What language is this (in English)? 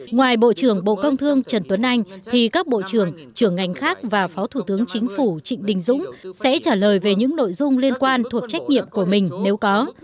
Vietnamese